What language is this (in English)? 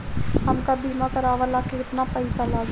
Bhojpuri